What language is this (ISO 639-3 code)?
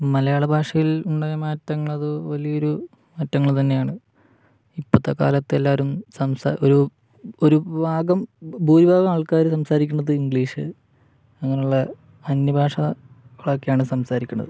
mal